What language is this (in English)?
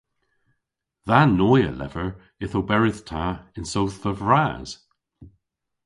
Cornish